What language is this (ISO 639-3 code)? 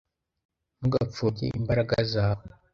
kin